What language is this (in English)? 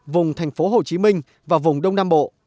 Vietnamese